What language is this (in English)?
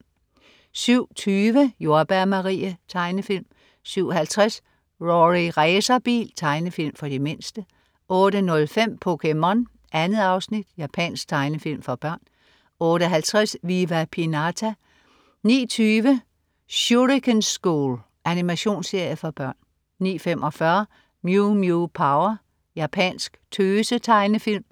Danish